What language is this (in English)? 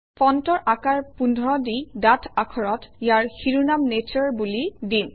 Assamese